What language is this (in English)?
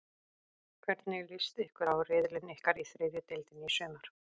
Icelandic